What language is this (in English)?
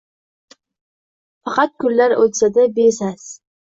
Uzbek